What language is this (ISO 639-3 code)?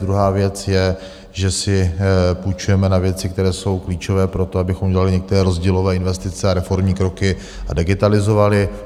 ces